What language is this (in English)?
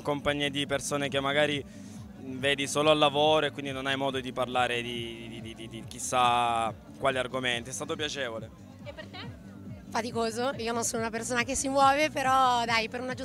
Italian